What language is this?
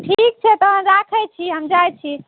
Maithili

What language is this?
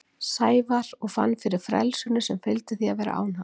Icelandic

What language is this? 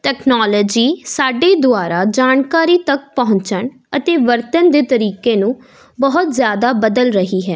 Punjabi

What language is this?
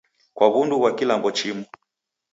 Taita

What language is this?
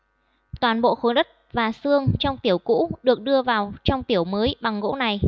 Vietnamese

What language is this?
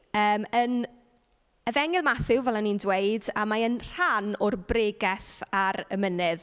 Welsh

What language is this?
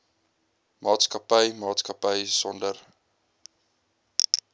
Afrikaans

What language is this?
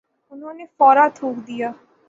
Urdu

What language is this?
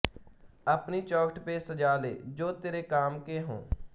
Punjabi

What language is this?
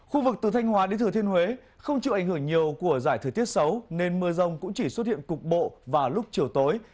Vietnamese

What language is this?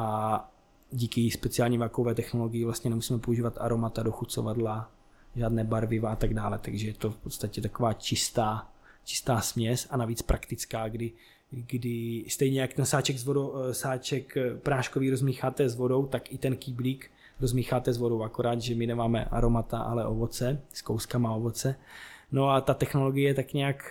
Czech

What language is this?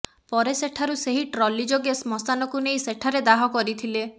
Odia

